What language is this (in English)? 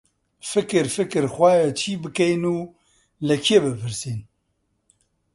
Central Kurdish